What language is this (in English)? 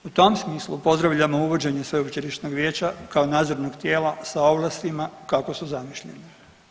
Croatian